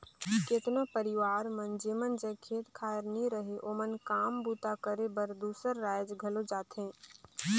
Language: Chhattisgarhi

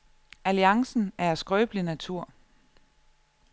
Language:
Danish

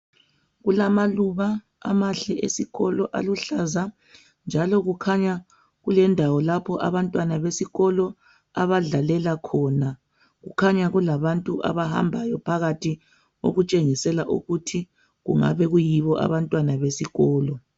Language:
North Ndebele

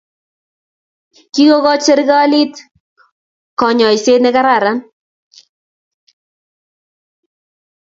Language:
Kalenjin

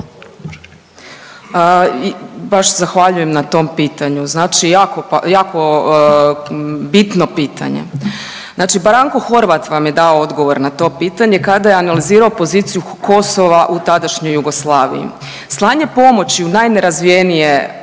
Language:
Croatian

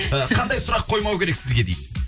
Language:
Kazakh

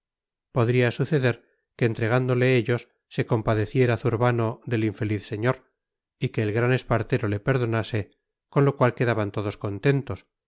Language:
Spanish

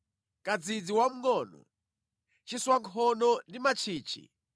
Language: Nyanja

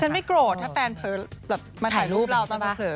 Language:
Thai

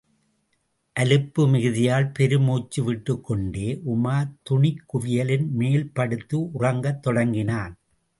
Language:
Tamil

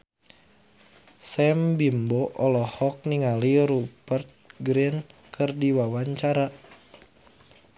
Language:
Sundanese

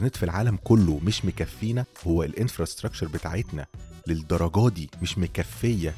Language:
Arabic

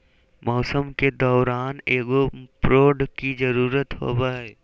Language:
Magahi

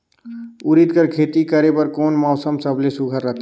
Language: Chhattisgarhi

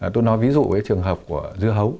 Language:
Vietnamese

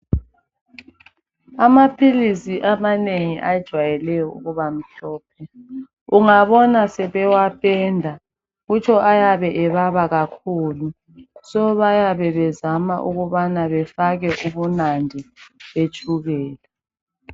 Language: North Ndebele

